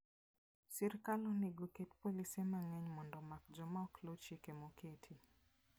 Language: Luo (Kenya and Tanzania)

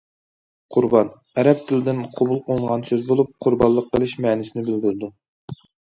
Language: Uyghur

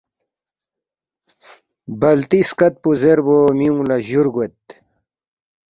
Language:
Balti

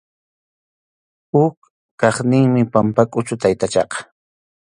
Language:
Arequipa-La Unión Quechua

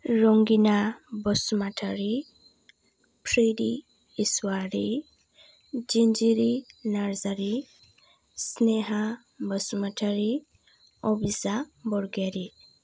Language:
Bodo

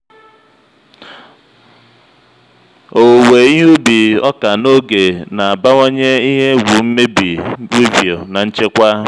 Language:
Igbo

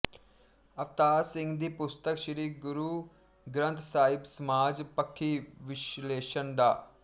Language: Punjabi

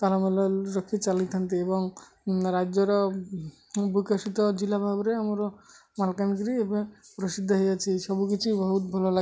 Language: Odia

